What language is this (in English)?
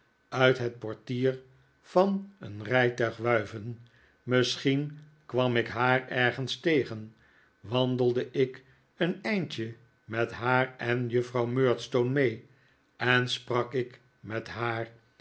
Dutch